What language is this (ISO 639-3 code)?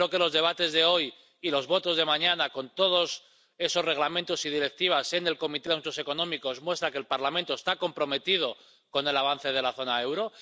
spa